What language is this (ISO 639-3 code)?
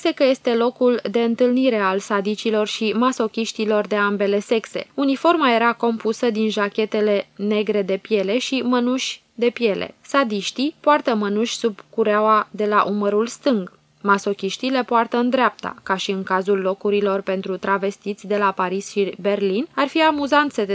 ron